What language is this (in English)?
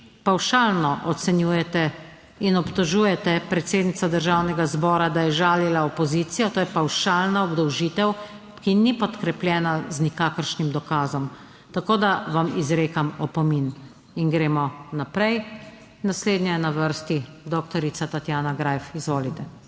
Slovenian